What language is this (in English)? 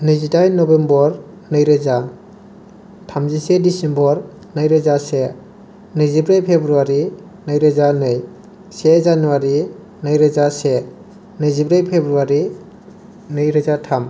Bodo